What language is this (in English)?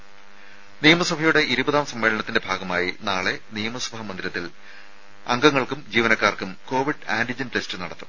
Malayalam